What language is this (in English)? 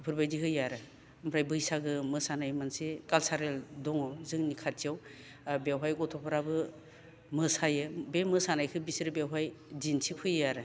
Bodo